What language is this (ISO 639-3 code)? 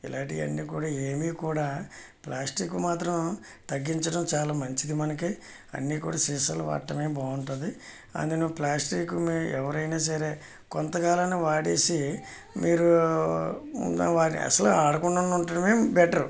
tel